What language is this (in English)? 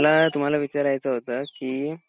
Marathi